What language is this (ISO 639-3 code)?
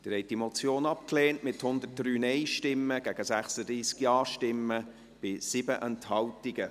gsw